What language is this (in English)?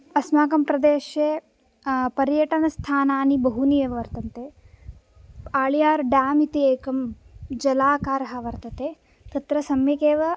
Sanskrit